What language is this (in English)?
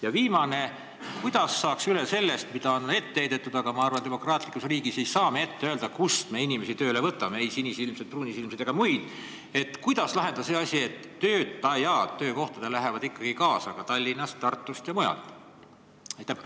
Estonian